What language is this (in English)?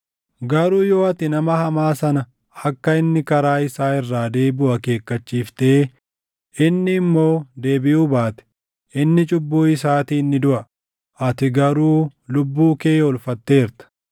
Oromo